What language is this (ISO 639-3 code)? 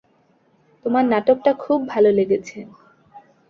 ben